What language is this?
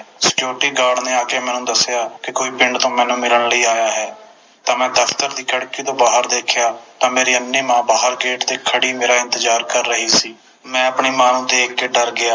Punjabi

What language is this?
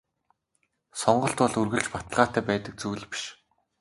Mongolian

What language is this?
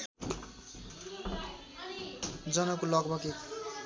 Nepali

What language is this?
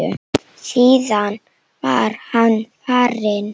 Icelandic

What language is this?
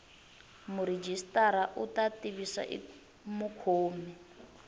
Tsonga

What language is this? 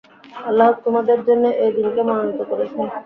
Bangla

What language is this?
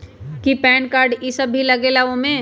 Magahi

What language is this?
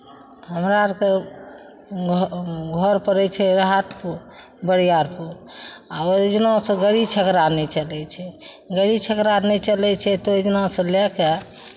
Maithili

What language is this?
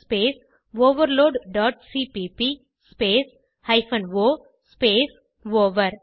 Tamil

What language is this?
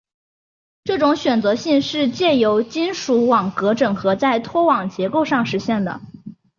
Chinese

